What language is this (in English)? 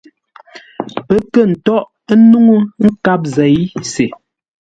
Ngombale